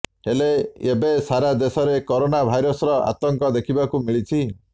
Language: Odia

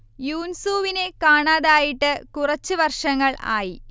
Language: Malayalam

